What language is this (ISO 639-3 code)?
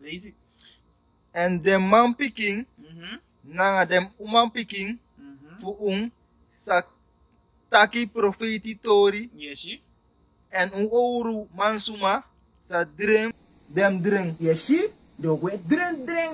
eng